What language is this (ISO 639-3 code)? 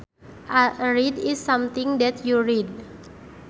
sun